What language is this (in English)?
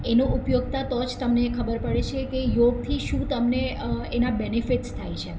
Gujarati